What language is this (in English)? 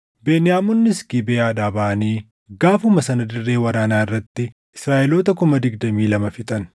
Oromo